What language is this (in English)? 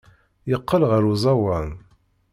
Kabyle